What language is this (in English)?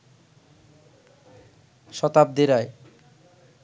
Bangla